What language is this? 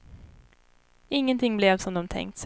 Swedish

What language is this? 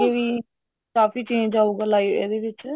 Punjabi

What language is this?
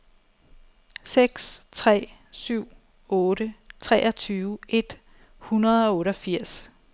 Danish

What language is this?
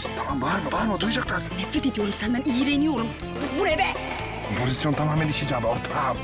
Turkish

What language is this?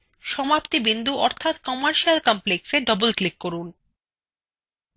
Bangla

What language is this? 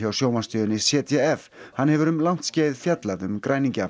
Icelandic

